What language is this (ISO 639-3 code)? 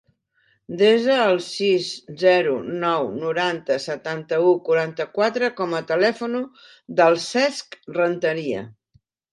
cat